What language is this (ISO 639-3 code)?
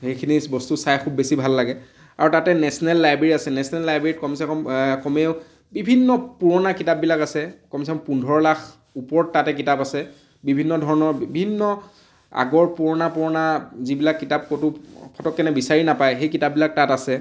asm